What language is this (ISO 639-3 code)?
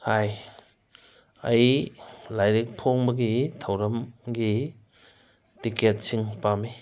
mni